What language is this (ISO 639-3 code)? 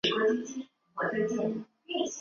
zho